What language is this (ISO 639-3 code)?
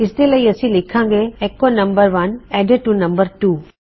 pan